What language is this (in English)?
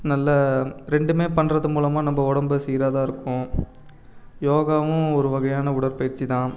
Tamil